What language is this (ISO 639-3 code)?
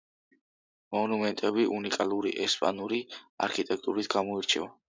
kat